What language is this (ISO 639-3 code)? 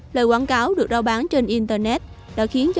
vie